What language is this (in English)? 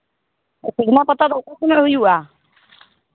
Santali